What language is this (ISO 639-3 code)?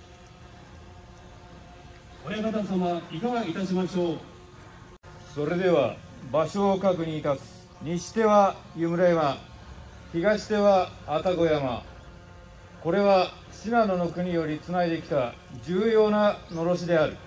jpn